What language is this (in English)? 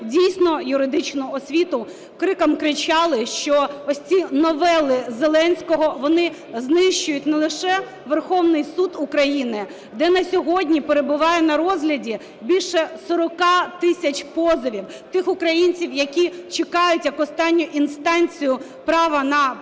Ukrainian